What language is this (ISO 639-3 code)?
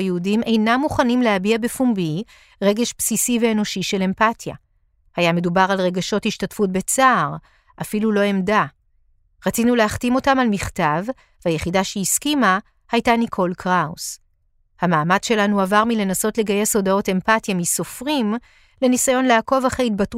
heb